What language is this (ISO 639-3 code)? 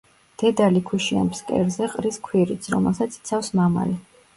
kat